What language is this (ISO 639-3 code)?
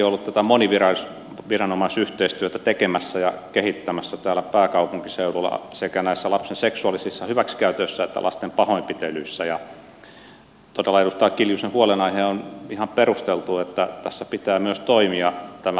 fin